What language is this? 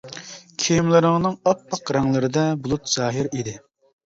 Uyghur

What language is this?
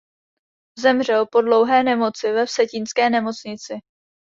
Czech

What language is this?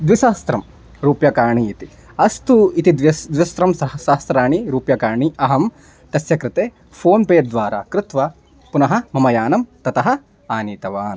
Sanskrit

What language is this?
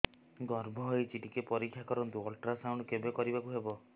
Odia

